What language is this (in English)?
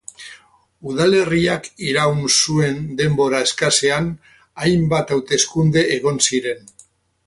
Basque